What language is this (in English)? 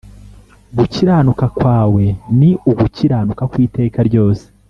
Kinyarwanda